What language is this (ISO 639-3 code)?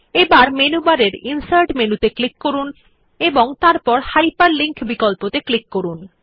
ben